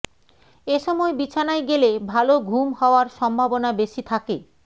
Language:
Bangla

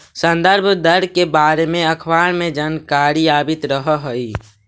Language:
Magahi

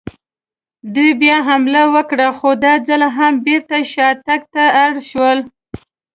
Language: Pashto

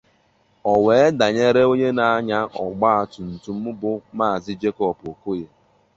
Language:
Igbo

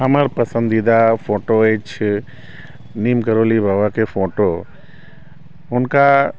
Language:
Maithili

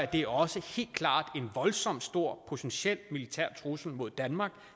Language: Danish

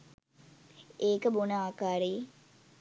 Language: Sinhala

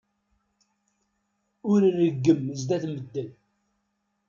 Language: Kabyle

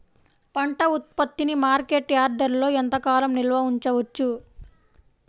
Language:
Telugu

